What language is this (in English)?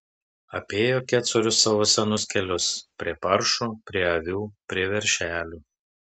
Lithuanian